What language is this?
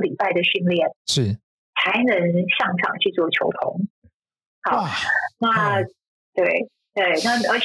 Chinese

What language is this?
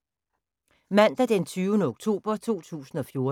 Danish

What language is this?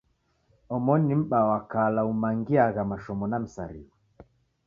Taita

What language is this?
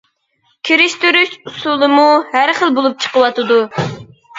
Uyghur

